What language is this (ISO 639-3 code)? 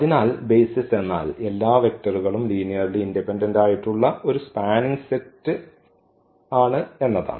mal